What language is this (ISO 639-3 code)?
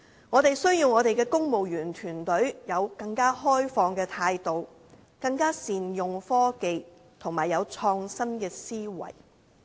yue